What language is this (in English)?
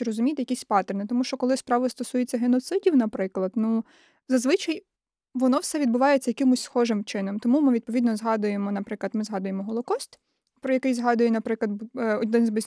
Ukrainian